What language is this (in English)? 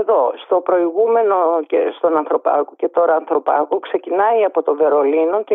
Greek